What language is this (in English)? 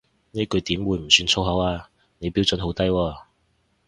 Cantonese